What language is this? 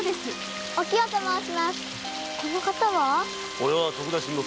Japanese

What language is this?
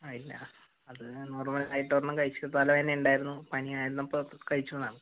Malayalam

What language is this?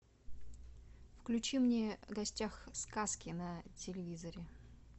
Russian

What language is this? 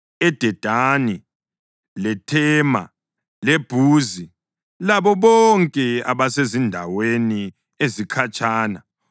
North Ndebele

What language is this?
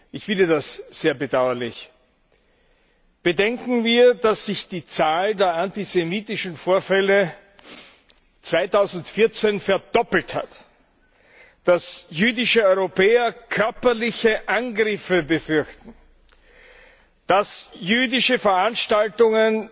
German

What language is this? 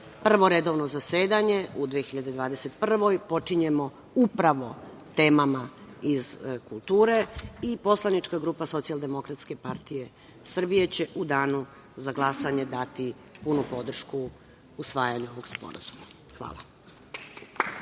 Serbian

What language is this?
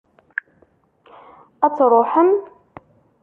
Kabyle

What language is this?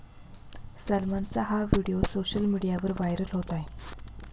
Marathi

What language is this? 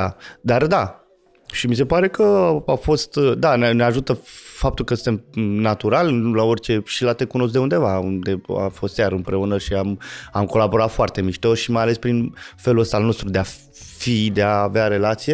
Romanian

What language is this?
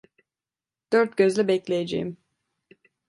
Turkish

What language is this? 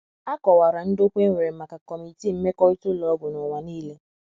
Igbo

